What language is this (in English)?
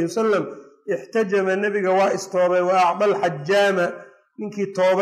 Arabic